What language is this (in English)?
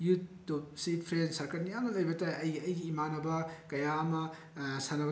Manipuri